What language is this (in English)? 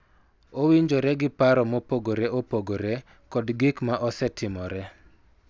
Luo (Kenya and Tanzania)